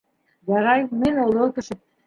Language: Bashkir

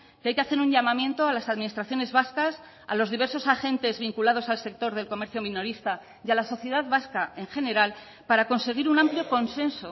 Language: Spanish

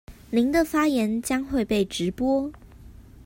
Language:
Chinese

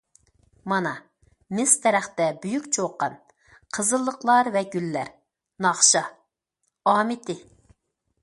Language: Uyghur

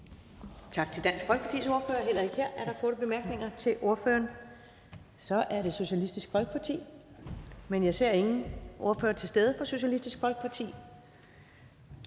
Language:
Danish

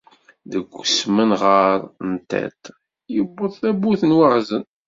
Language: Kabyle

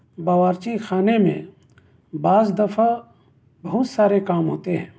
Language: Urdu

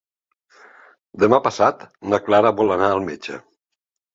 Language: Catalan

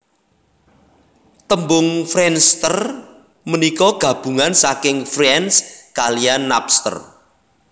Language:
Javanese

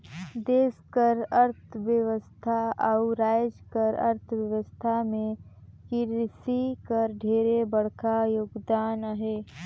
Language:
Chhattisgarhi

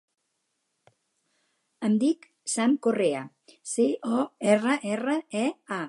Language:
Catalan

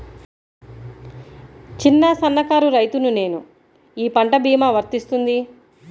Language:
Telugu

